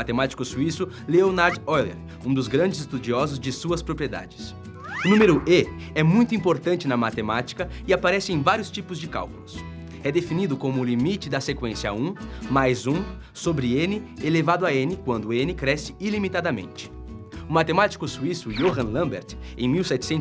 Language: Portuguese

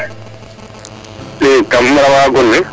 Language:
Serer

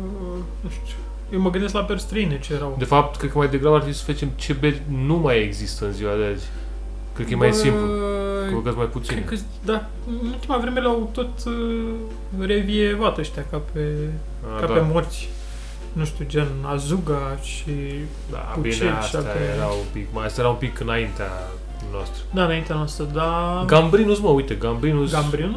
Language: Romanian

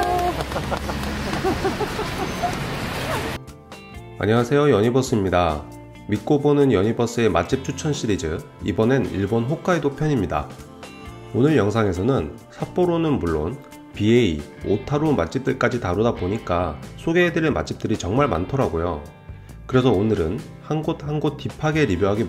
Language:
Korean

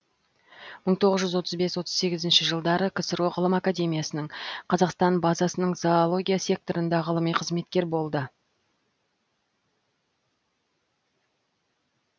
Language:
Kazakh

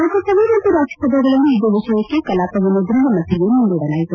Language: Kannada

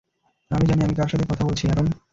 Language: Bangla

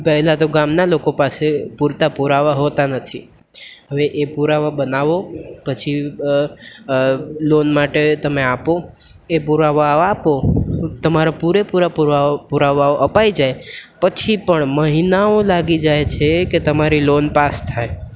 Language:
Gujarati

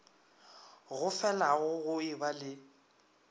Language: Northern Sotho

